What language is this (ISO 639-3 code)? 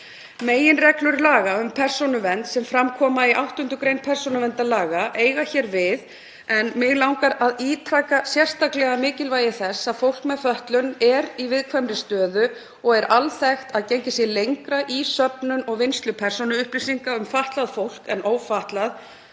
isl